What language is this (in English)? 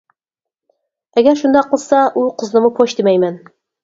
Uyghur